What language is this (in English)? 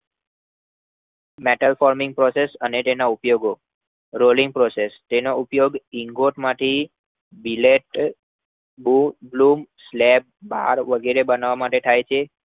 Gujarati